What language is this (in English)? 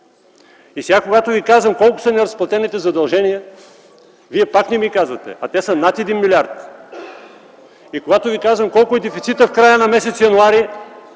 Bulgarian